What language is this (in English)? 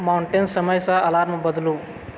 Maithili